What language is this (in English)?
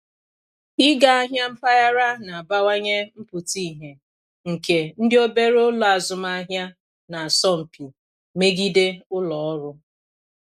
Igbo